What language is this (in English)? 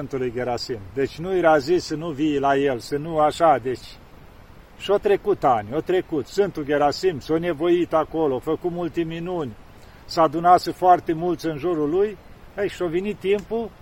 Romanian